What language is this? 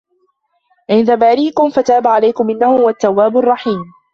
Arabic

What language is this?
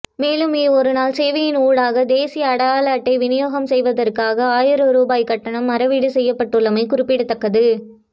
Tamil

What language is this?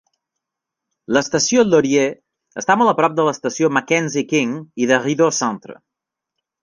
Catalan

